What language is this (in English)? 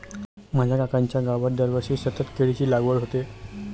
Marathi